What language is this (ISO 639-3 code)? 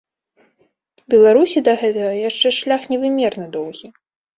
bel